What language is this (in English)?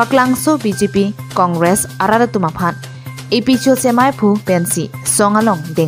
Thai